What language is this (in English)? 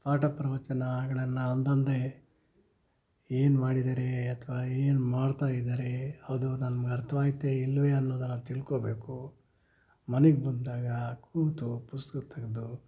Kannada